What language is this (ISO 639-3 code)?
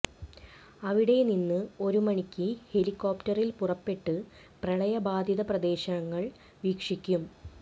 mal